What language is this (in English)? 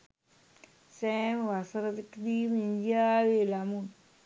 Sinhala